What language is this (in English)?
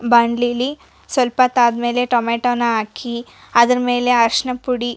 Kannada